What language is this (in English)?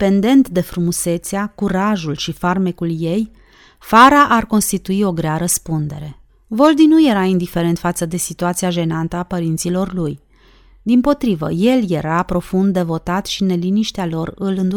Romanian